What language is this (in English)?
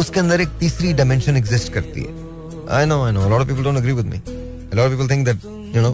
Hindi